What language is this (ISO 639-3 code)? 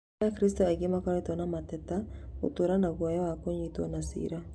kik